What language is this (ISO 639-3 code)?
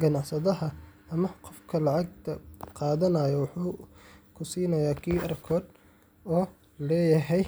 som